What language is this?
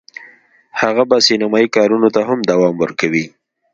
Pashto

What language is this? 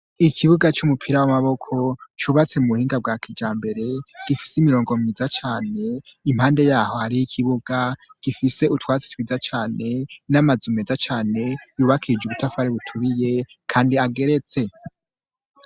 Rundi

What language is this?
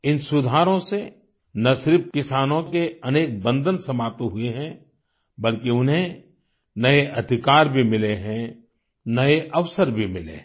Hindi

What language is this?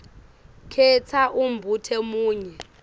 Swati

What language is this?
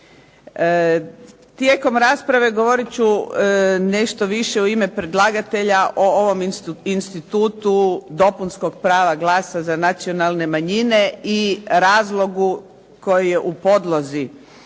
Croatian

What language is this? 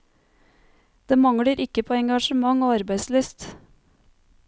Norwegian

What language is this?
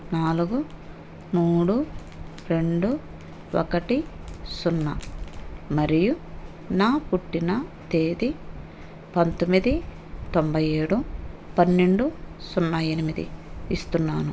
Telugu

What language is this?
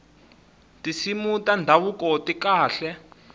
Tsonga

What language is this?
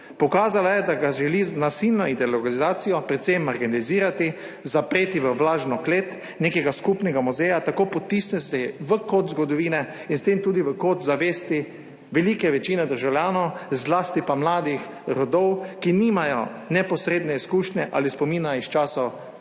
Slovenian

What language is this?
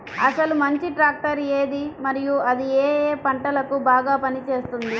Telugu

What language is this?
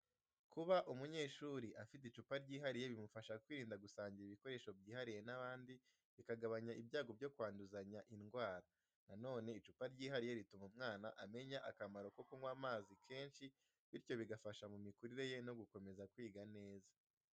Kinyarwanda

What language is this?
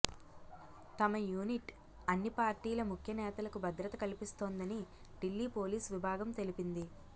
Telugu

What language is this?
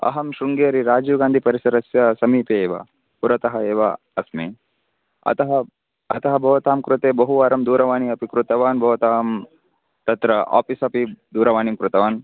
Sanskrit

